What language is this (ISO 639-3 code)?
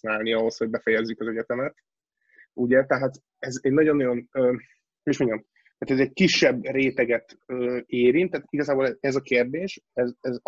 hun